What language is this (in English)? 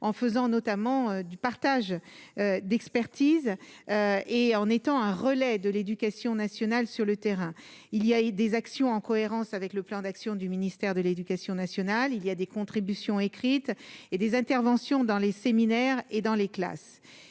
French